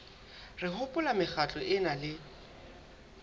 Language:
Southern Sotho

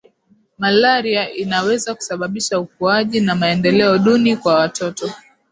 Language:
Swahili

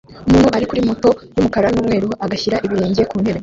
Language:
Kinyarwanda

